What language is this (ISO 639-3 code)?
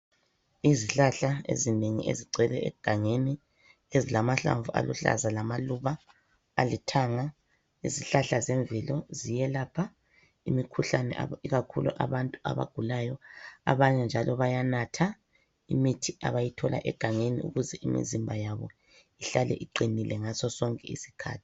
nde